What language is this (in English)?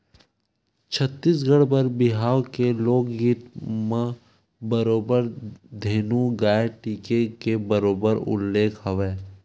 Chhattisgarhi